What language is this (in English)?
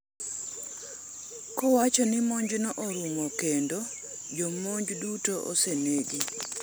Luo (Kenya and Tanzania)